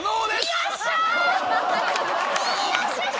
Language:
Japanese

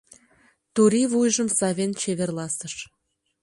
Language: Mari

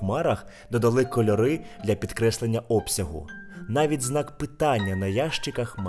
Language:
Ukrainian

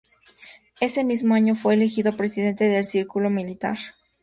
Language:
Spanish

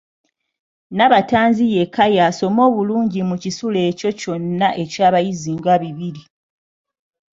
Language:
Ganda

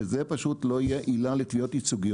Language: Hebrew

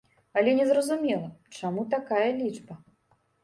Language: Belarusian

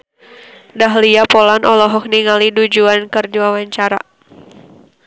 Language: Sundanese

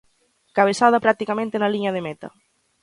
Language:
Galician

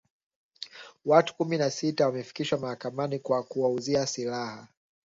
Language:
Swahili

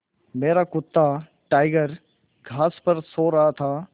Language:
Hindi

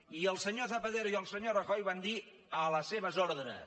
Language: Catalan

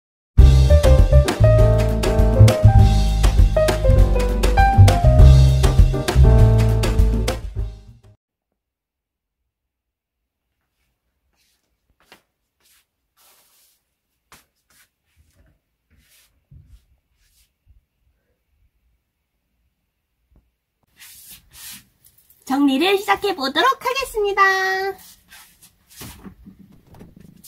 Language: Korean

